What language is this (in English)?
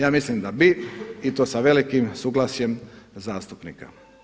Croatian